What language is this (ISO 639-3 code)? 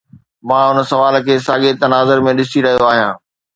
snd